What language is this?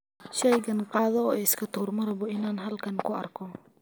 Somali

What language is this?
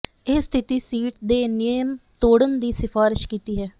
Punjabi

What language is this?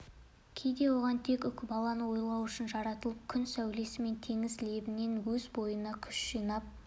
Kazakh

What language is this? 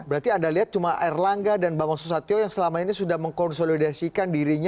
Indonesian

